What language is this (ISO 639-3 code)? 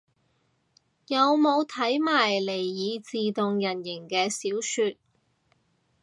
yue